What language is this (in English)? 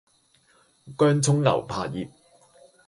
Cantonese